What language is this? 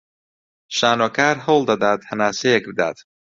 Central Kurdish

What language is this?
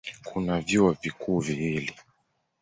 Swahili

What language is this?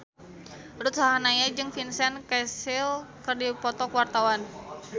Sundanese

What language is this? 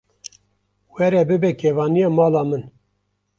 Kurdish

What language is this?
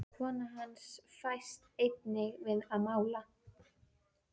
Icelandic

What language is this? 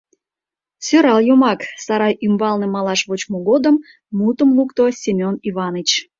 Mari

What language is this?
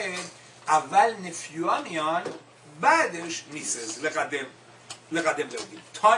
Persian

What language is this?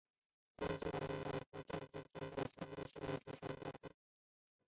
Chinese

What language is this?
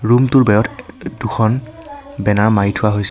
Assamese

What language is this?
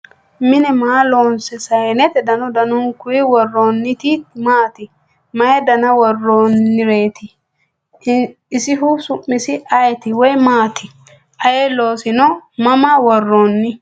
Sidamo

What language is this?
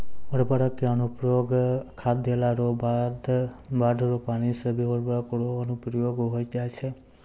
Maithili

